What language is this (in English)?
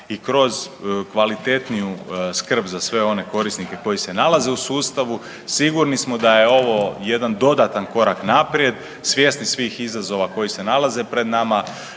Croatian